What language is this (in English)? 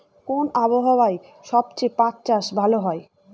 Bangla